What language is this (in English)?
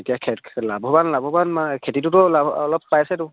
Assamese